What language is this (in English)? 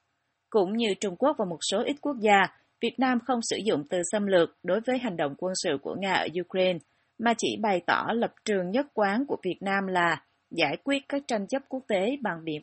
Vietnamese